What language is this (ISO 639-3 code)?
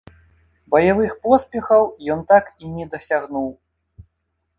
bel